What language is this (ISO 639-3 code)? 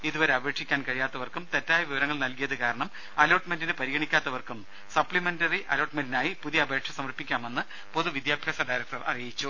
mal